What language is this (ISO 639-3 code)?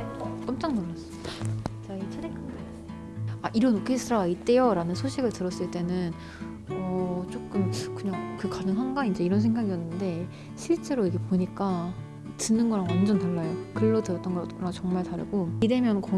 kor